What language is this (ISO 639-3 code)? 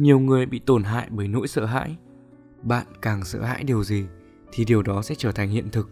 vie